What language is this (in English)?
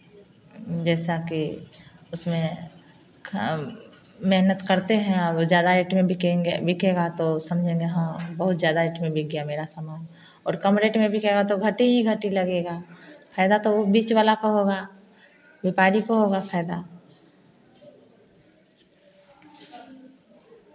Hindi